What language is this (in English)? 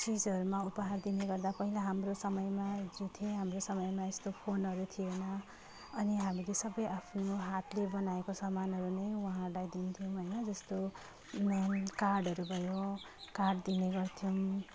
Nepali